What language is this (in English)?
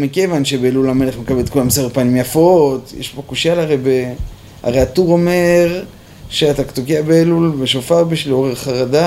Hebrew